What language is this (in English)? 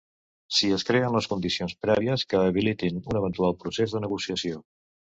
Catalan